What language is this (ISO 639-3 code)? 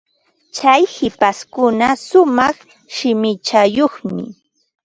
qva